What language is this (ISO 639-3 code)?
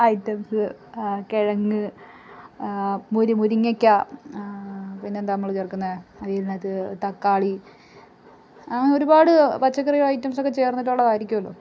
mal